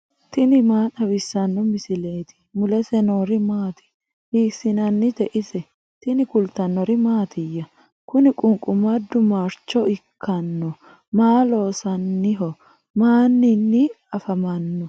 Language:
Sidamo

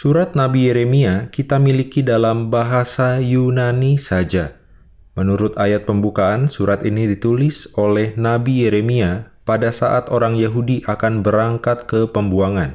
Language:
Indonesian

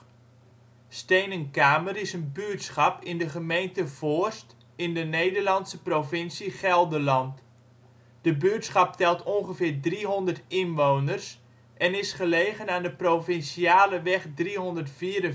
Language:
Dutch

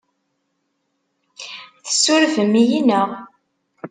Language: Kabyle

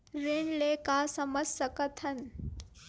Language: Chhattisgarhi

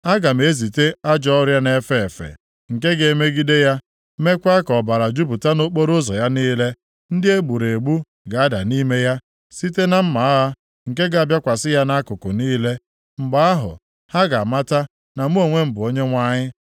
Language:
Igbo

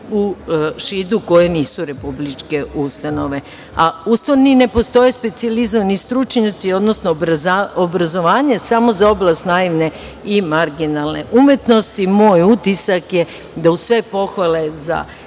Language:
Serbian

